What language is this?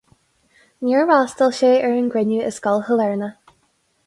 Irish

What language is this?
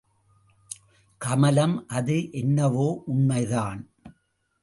Tamil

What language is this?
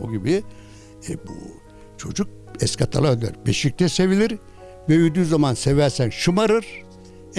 Turkish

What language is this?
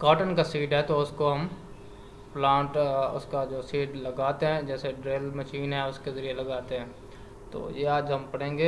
Hindi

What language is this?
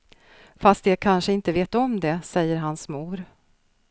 Swedish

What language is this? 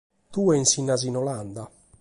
Sardinian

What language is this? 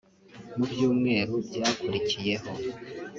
Kinyarwanda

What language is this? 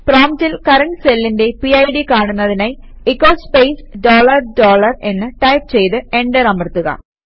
Malayalam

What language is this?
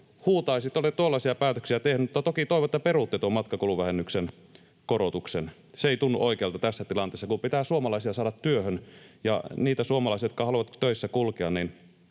Finnish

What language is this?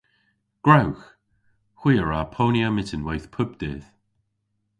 Cornish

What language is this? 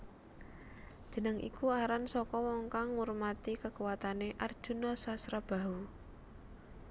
Javanese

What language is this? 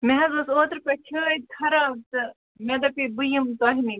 Kashmiri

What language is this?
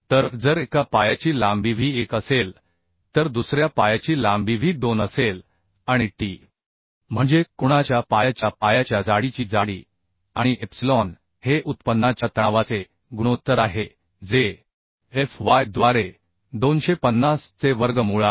Marathi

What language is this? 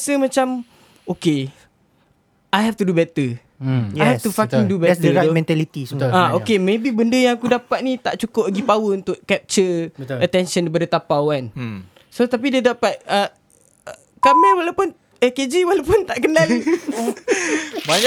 Malay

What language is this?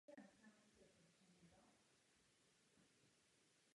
Czech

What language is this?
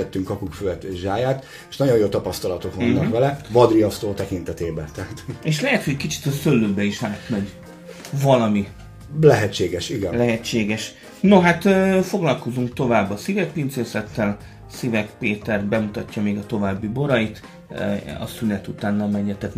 Hungarian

